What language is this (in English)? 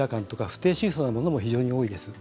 Japanese